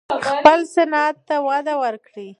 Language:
Pashto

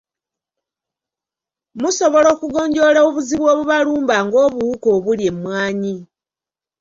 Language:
Ganda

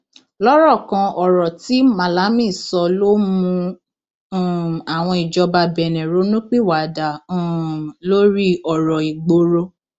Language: Yoruba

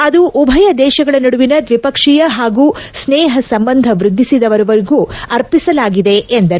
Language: Kannada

